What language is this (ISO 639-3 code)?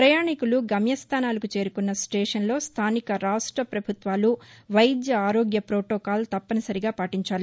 tel